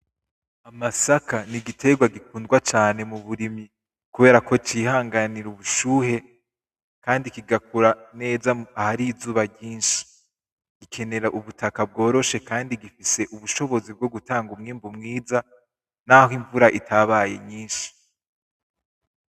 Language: Rundi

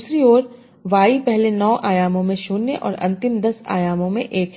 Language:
Hindi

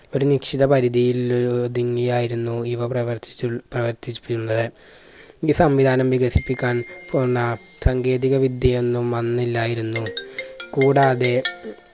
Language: Malayalam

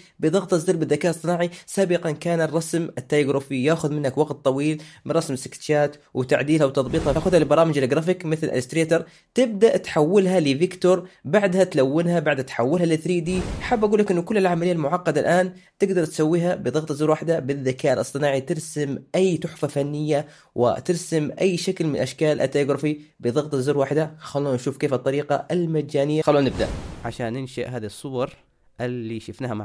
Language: Arabic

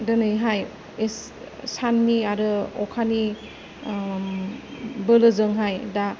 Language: Bodo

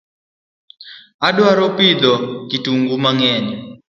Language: Luo (Kenya and Tanzania)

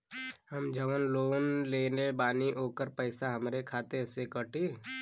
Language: Bhojpuri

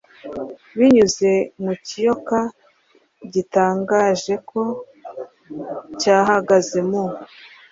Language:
Kinyarwanda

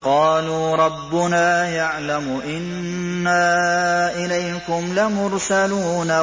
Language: Arabic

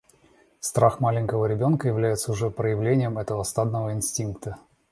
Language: Russian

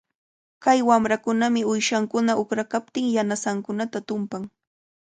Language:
Cajatambo North Lima Quechua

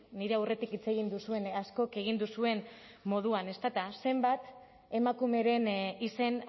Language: Basque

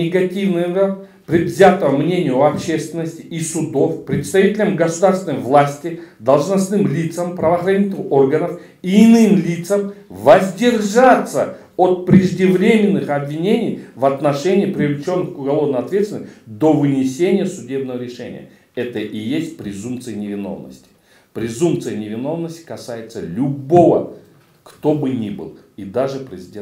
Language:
Russian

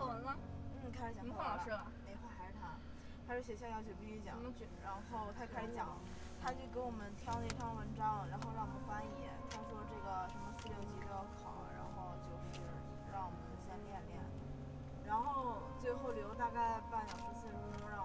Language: Chinese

